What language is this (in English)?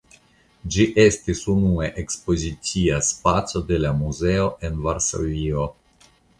Esperanto